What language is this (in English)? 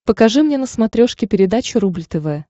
Russian